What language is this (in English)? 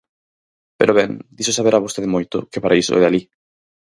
Galician